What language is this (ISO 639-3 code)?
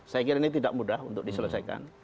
ind